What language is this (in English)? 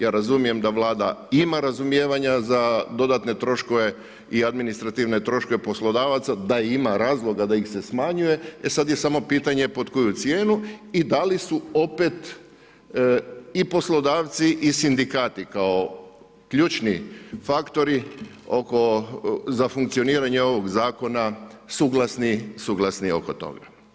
Croatian